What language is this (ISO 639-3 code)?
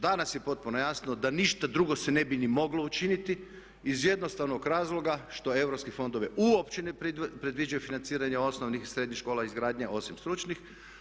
hrv